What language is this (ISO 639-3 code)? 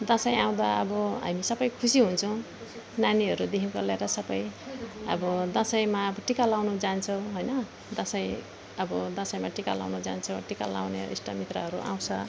nep